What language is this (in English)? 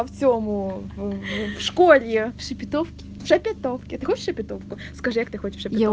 Russian